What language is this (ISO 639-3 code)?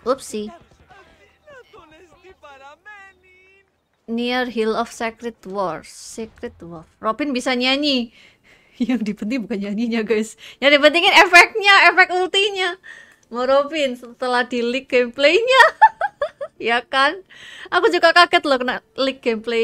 ind